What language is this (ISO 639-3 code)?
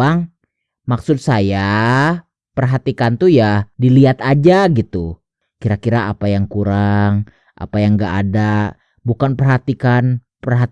ind